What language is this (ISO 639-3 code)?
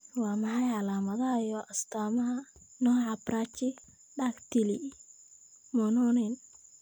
som